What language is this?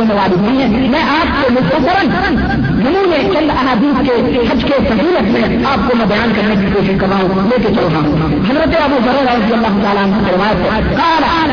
Urdu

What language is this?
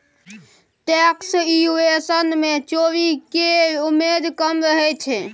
Maithili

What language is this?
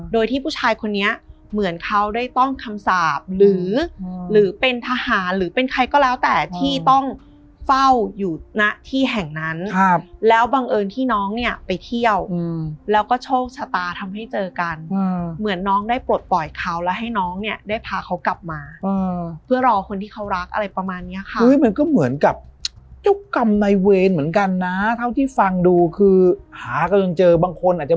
Thai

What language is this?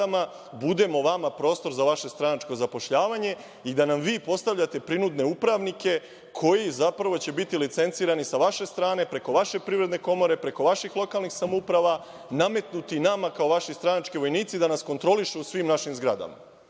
Serbian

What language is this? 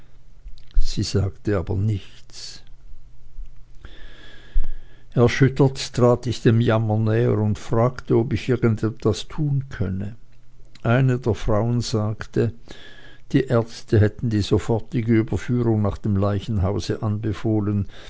German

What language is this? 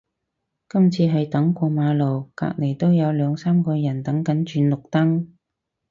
Cantonese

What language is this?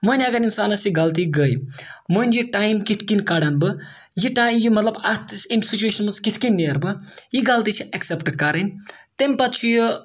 Kashmiri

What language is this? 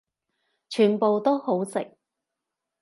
Cantonese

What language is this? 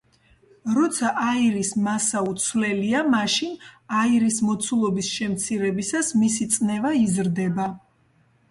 Georgian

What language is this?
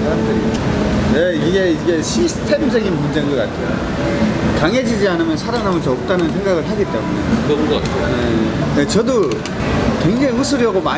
Korean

